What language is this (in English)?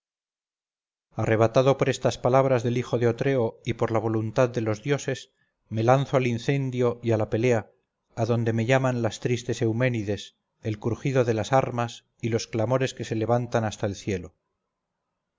Spanish